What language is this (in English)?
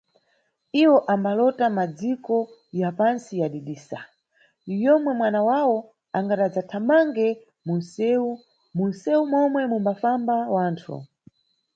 Nyungwe